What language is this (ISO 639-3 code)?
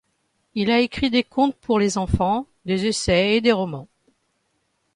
fra